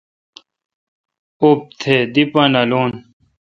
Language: Kalkoti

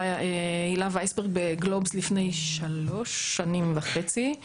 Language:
Hebrew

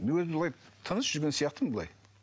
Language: Kazakh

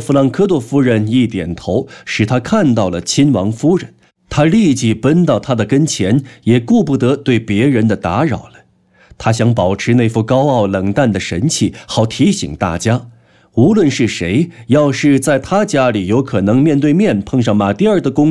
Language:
Chinese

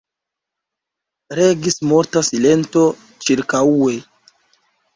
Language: Esperanto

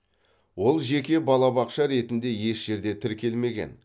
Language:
Kazakh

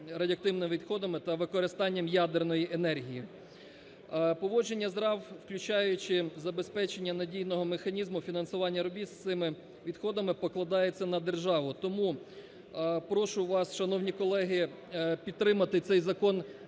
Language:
Ukrainian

